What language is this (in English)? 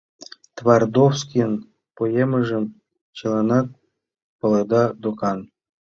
Mari